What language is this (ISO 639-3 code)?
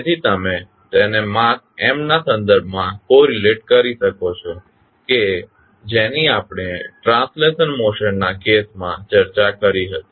guj